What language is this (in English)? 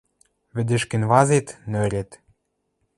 Western Mari